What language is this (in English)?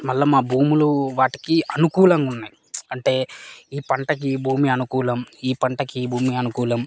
Telugu